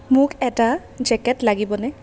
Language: Assamese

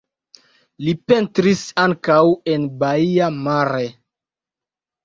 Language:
Esperanto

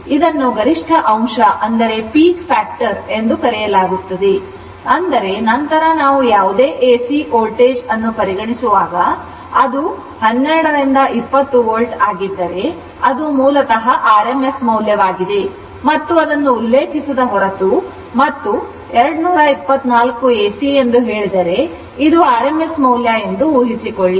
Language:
Kannada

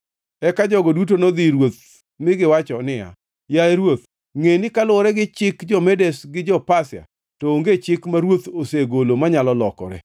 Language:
Luo (Kenya and Tanzania)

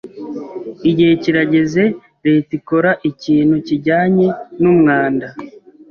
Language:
Kinyarwanda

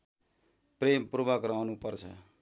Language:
Nepali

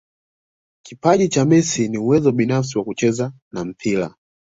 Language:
Swahili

